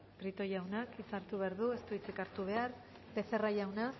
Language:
Basque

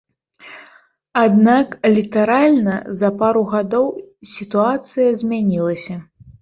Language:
Belarusian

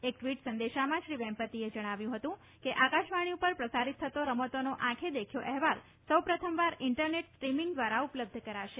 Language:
Gujarati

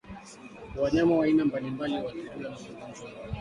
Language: Swahili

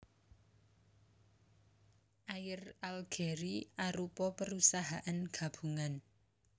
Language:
Javanese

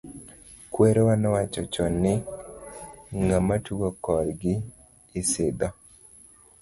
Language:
Luo (Kenya and Tanzania)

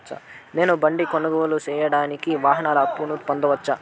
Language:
Telugu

